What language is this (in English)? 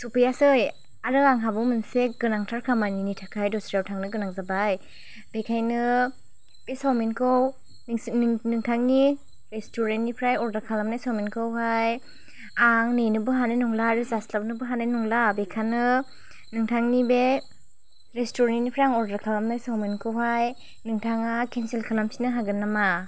Bodo